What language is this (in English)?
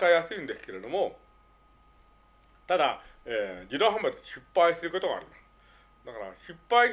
Japanese